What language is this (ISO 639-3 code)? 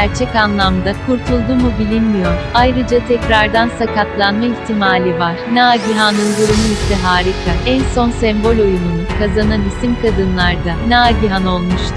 tur